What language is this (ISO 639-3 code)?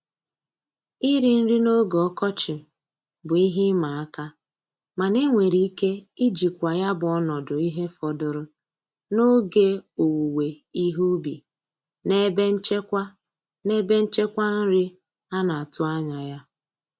ibo